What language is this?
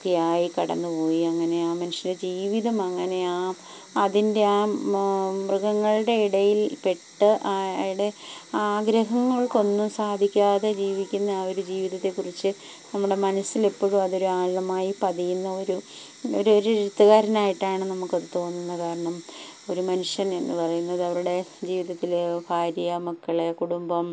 Malayalam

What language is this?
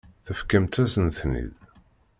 Kabyle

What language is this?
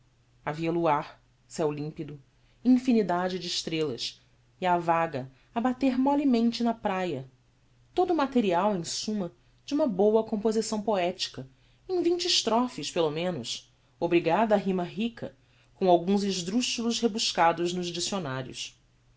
Portuguese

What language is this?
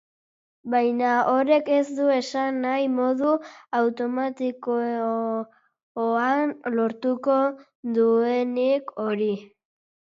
Basque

